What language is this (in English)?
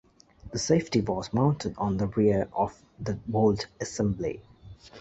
English